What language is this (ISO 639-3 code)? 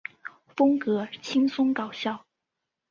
zho